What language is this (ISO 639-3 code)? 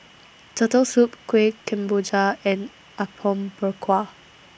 eng